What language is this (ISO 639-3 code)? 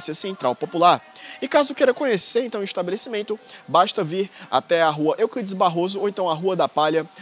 por